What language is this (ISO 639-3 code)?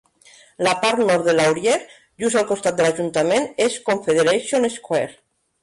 cat